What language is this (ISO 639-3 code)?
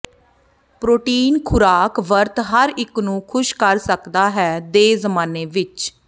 pan